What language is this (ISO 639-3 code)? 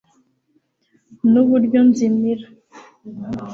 kin